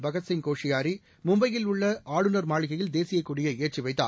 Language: Tamil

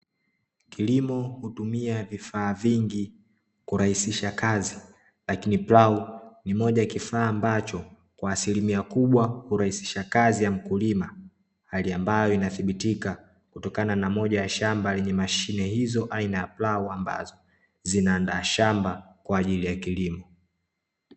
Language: Swahili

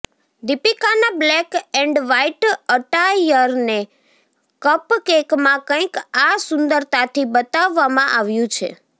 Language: Gujarati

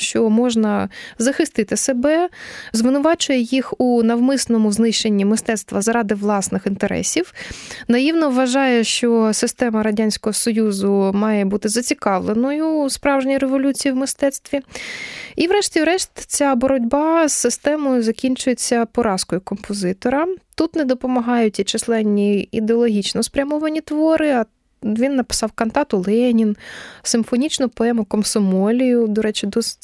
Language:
Ukrainian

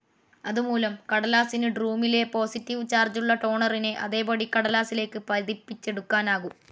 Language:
Malayalam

